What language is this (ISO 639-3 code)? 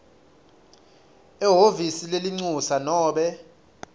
ssw